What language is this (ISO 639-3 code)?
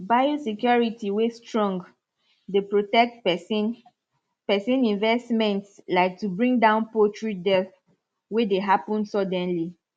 pcm